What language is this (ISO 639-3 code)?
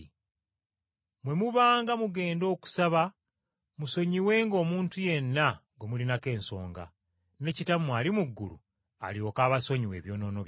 lug